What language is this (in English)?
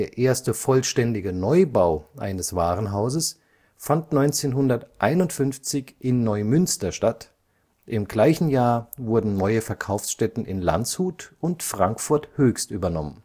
German